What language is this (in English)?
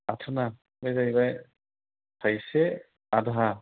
Bodo